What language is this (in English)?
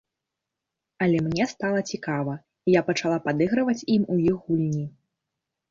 Belarusian